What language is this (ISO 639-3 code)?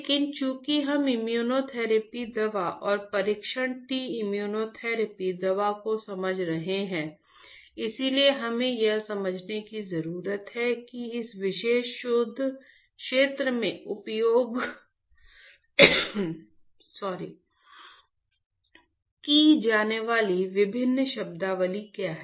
hin